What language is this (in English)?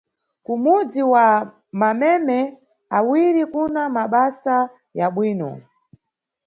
Nyungwe